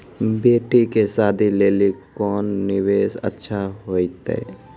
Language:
Maithili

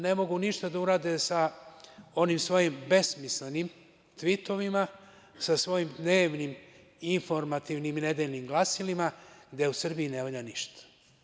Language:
Serbian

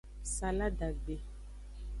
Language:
Aja (Benin)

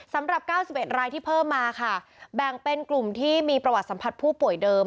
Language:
Thai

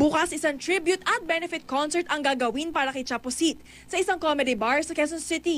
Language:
Filipino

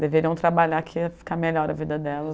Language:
Portuguese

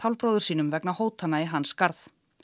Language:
Icelandic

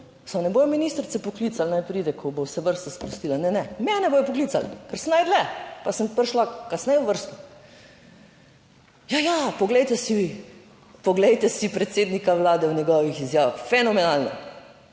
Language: Slovenian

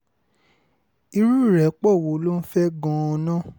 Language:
Yoruba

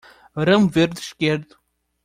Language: Portuguese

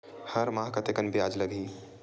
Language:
Chhattisgarhi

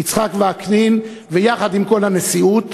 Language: Hebrew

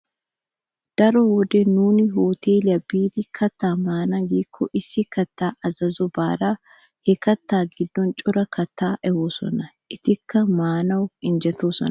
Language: Wolaytta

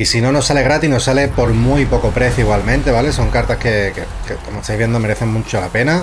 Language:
Spanish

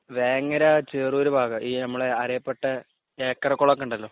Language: Malayalam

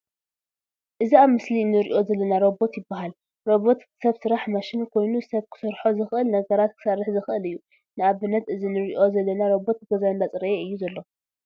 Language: Tigrinya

